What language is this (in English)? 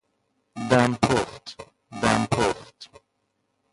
Persian